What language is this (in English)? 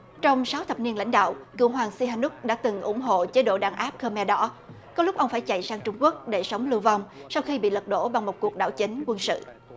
Vietnamese